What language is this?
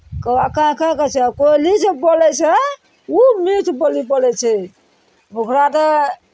Maithili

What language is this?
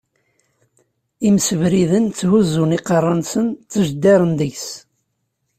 Kabyle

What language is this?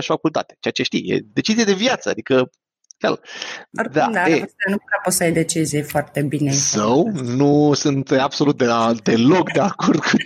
Romanian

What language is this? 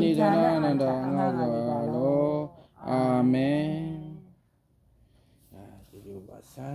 Thai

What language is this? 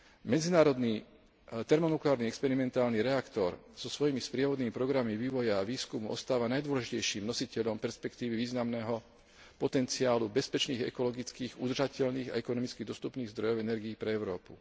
Slovak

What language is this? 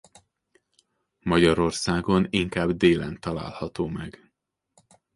Hungarian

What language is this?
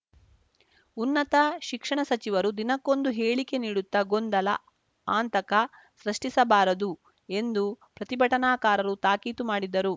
Kannada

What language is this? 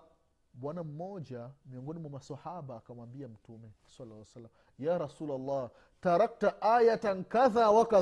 Swahili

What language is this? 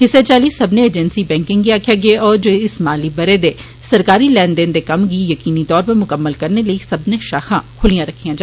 Dogri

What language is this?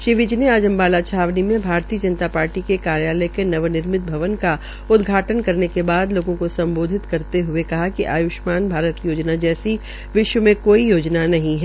Hindi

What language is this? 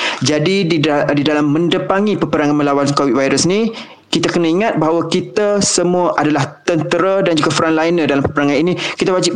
Malay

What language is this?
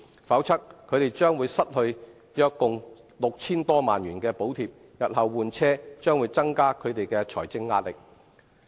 Cantonese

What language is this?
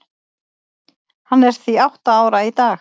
Icelandic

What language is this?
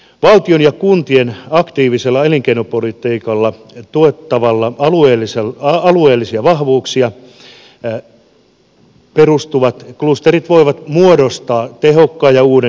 Finnish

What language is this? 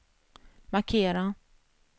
Swedish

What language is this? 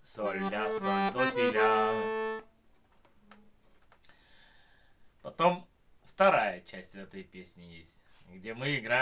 Russian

